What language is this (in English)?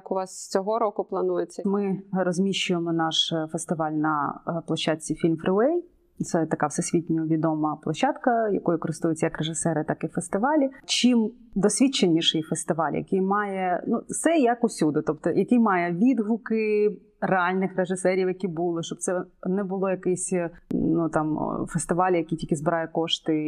Ukrainian